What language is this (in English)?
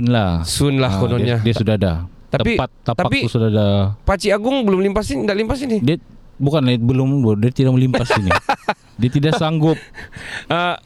Malay